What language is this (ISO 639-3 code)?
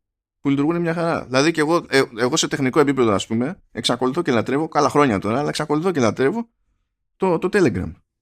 ell